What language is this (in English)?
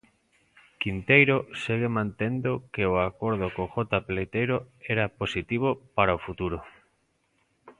Galician